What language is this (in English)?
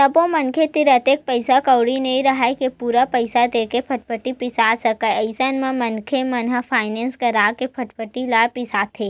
Chhattisgarhi